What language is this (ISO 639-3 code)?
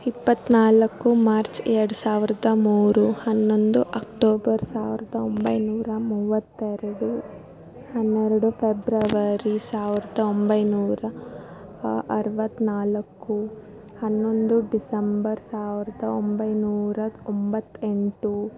kan